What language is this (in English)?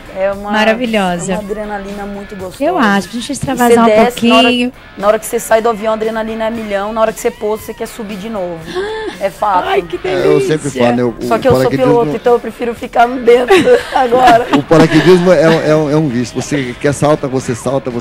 Portuguese